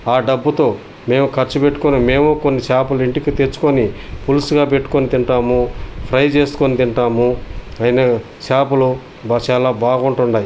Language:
Telugu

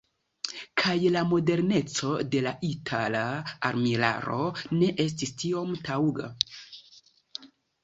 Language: Esperanto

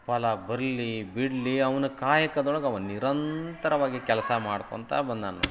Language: Kannada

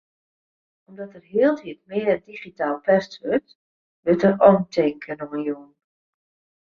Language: Western Frisian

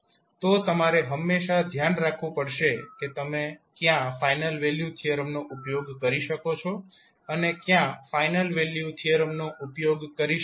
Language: Gujarati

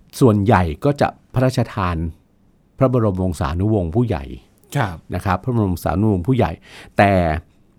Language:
Thai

